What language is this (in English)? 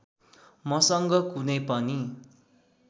Nepali